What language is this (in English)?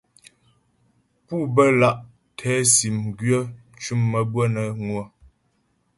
Ghomala